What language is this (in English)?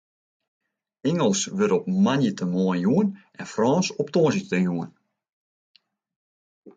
Western Frisian